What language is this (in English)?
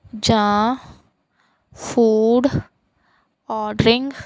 Punjabi